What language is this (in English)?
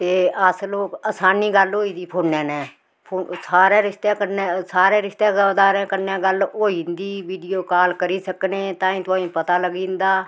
Dogri